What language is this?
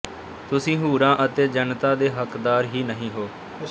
Punjabi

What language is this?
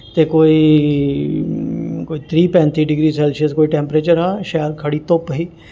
Dogri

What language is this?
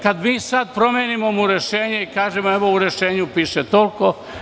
Serbian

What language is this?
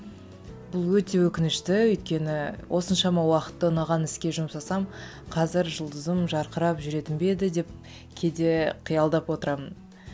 Kazakh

